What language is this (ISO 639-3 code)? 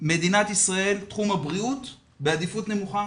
heb